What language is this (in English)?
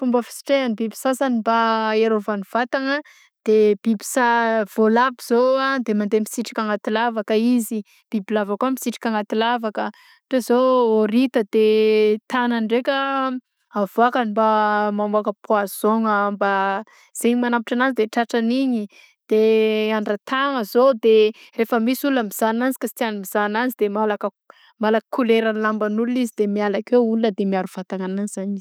Southern Betsimisaraka Malagasy